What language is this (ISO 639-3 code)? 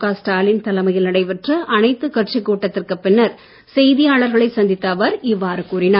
tam